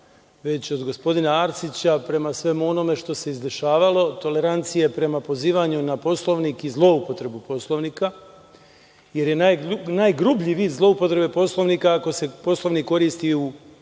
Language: Serbian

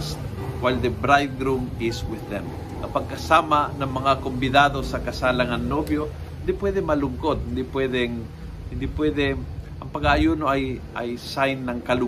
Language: Filipino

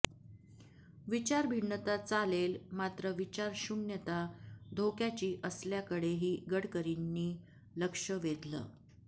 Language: Marathi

